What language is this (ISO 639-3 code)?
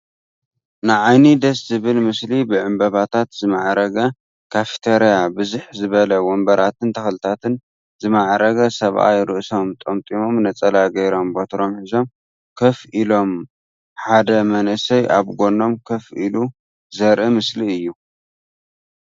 tir